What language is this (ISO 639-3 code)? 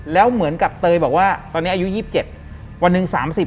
tha